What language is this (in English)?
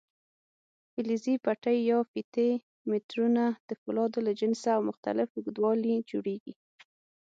Pashto